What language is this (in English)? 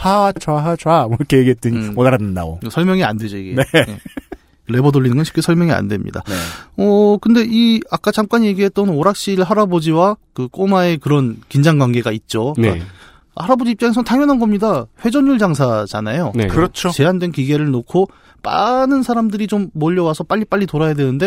Korean